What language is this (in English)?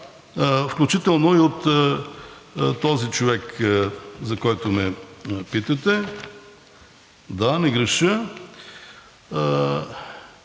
Bulgarian